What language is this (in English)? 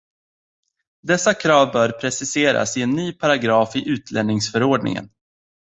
Swedish